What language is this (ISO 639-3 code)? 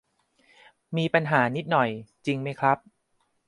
tha